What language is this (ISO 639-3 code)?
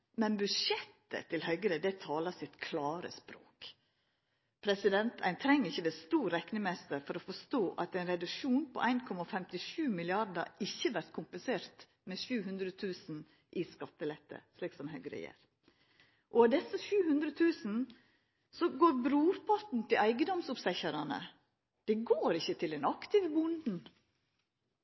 nno